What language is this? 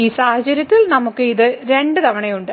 Malayalam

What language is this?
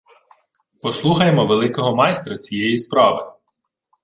Ukrainian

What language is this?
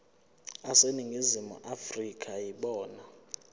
Zulu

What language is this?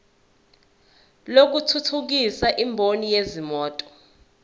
Zulu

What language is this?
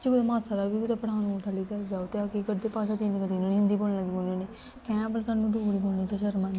Dogri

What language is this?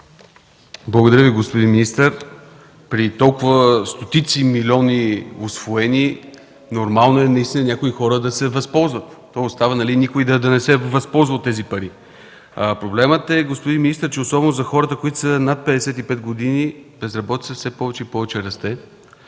Bulgarian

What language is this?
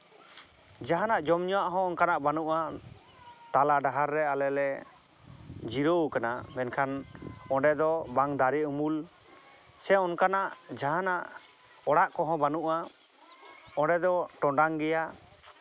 Santali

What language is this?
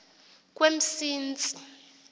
Xhosa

